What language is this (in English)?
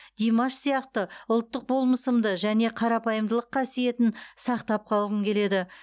Kazakh